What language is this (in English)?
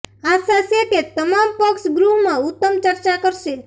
Gujarati